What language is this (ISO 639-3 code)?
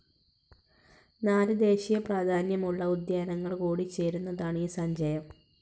mal